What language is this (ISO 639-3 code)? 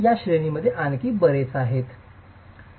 mar